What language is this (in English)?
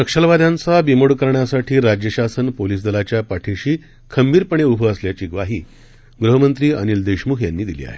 Marathi